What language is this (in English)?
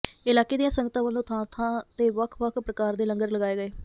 Punjabi